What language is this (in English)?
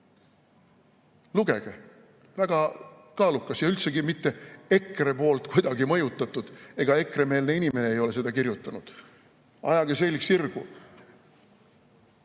Estonian